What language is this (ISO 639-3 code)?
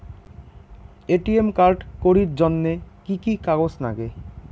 ben